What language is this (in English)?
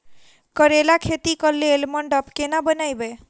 Maithili